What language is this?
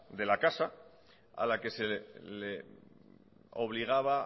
Spanish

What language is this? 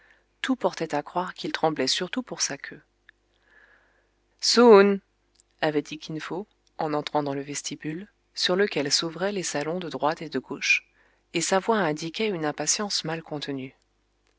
French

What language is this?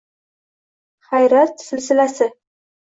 Uzbek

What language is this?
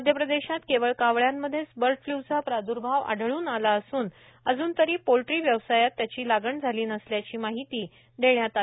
Marathi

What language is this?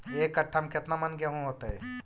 Magahi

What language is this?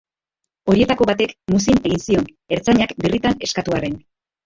Basque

